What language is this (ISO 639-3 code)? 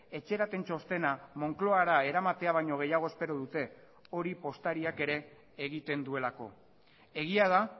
eus